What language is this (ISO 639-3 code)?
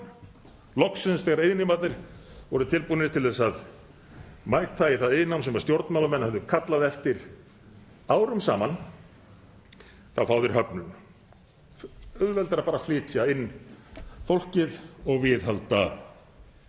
isl